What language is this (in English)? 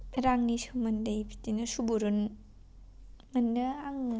Bodo